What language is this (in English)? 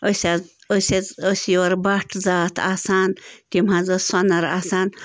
Kashmiri